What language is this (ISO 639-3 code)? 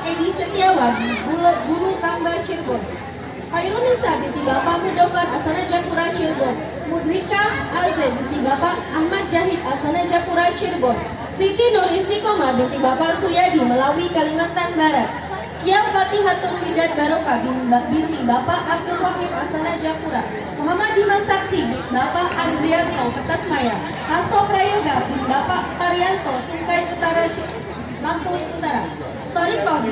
ind